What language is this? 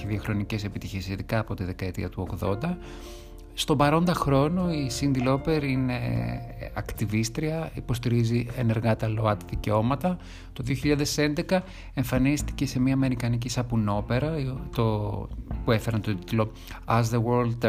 Greek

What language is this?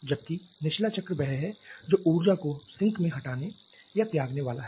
Hindi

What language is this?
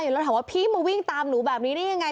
Thai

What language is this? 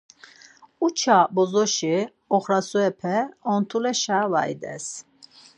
Laz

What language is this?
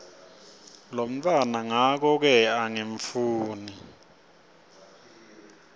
Swati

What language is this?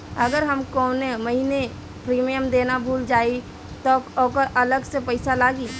Bhojpuri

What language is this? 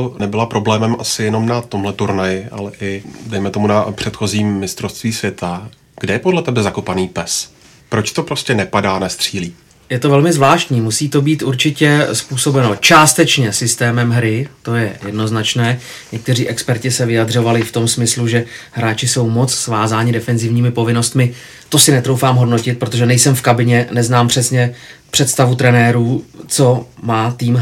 Czech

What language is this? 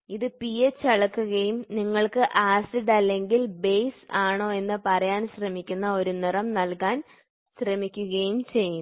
Malayalam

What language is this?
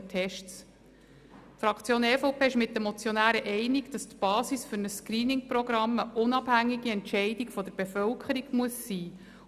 Swiss German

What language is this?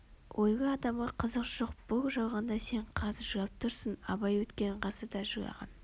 Kazakh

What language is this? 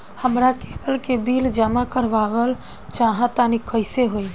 Bhojpuri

